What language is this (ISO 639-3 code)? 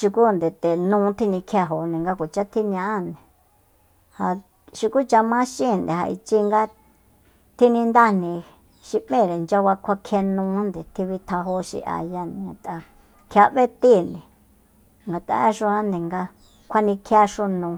vmp